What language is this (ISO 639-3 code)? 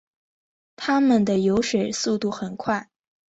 zho